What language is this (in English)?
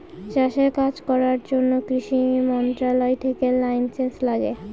Bangla